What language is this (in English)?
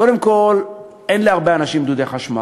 Hebrew